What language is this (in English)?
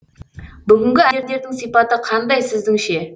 Kazakh